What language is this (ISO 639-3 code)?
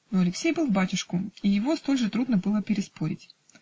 rus